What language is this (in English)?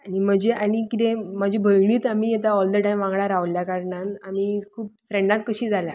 Konkani